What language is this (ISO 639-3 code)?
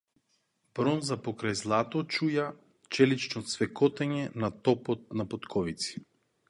mkd